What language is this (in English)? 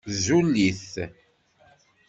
Kabyle